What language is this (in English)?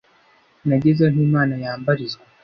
Kinyarwanda